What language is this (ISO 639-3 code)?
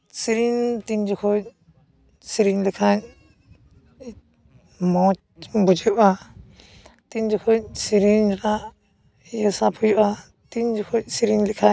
sat